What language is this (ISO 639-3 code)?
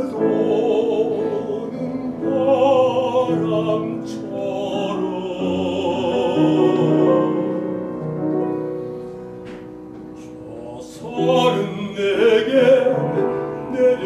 ell